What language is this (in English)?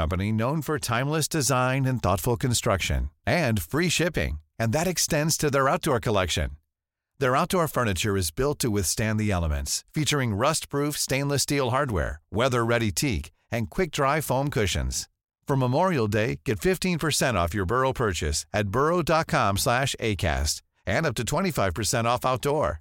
Persian